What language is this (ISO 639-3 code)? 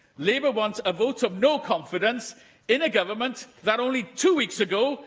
eng